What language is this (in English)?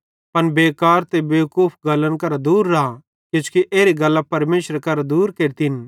Bhadrawahi